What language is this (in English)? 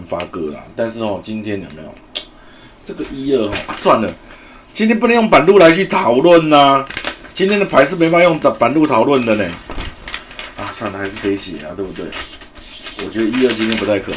Chinese